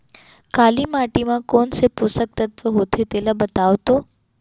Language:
Chhattisgarhi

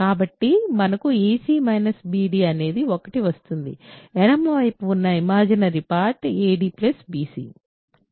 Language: Telugu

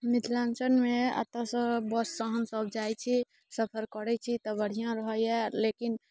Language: Maithili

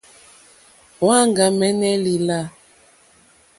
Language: Mokpwe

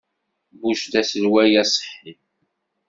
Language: Kabyle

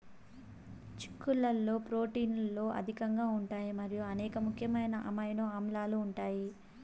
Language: Telugu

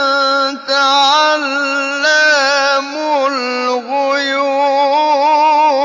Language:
Arabic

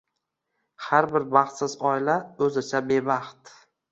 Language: Uzbek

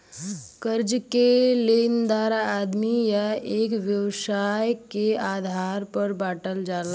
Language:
Bhojpuri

